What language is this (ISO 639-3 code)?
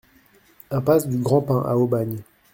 fra